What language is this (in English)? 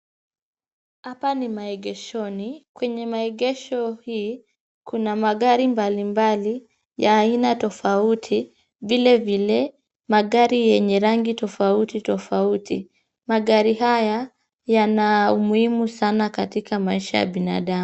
Swahili